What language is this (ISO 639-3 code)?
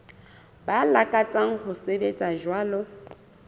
sot